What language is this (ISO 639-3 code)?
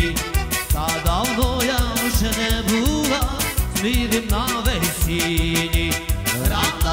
tur